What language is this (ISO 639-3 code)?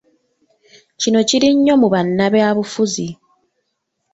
lug